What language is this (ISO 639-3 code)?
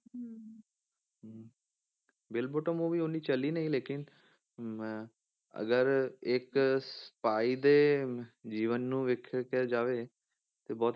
pan